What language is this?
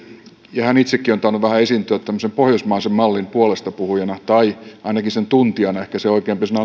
Finnish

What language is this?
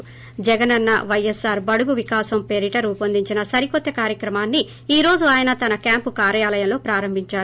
Telugu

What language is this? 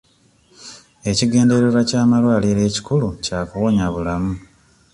Ganda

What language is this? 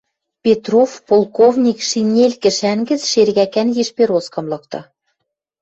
Western Mari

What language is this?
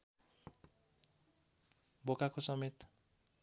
Nepali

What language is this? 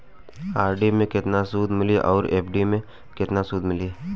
Bhojpuri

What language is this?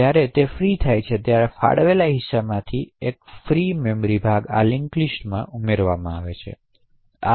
Gujarati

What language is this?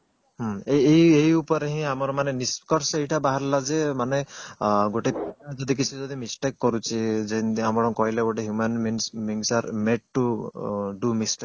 Odia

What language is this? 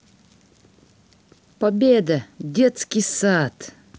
Russian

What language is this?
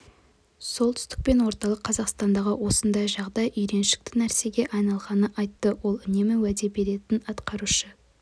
Kazakh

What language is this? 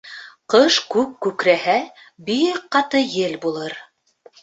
Bashkir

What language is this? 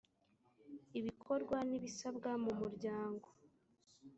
Kinyarwanda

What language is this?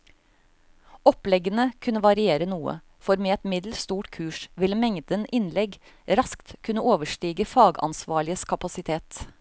Norwegian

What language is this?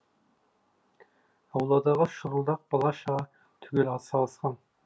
Kazakh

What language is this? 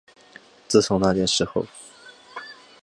Chinese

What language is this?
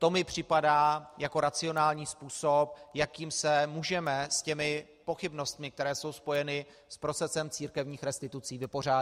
Czech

